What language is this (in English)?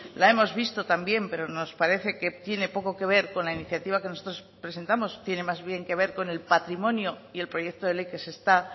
Spanish